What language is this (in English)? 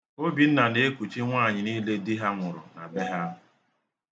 Igbo